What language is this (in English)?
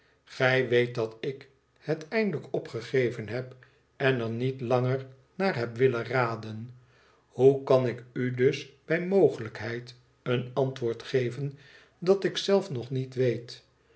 Dutch